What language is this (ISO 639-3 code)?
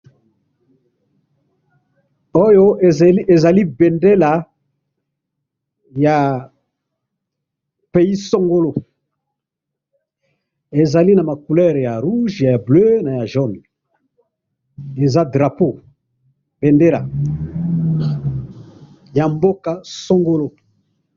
lin